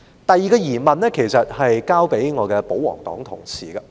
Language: Cantonese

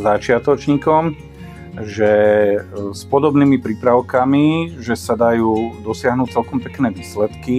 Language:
Slovak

